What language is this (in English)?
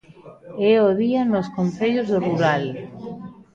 Galician